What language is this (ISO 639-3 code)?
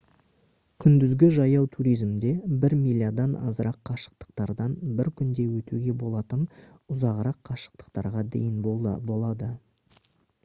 kaz